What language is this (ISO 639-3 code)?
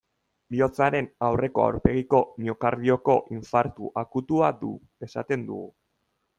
eus